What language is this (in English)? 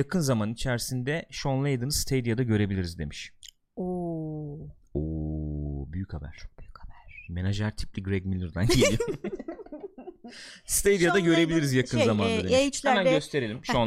Turkish